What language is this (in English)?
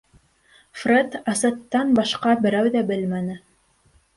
Bashkir